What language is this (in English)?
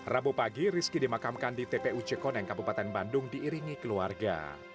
Indonesian